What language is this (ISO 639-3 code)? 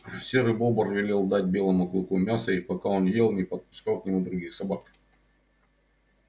rus